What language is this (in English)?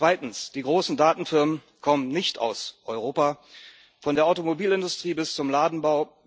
German